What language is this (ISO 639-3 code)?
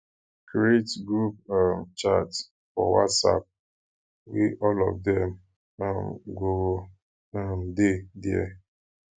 pcm